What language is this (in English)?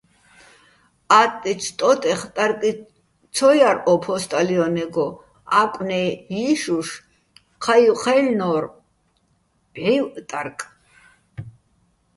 Bats